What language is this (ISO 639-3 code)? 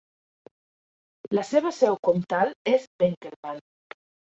cat